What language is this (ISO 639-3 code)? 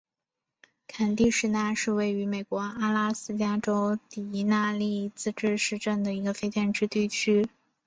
zho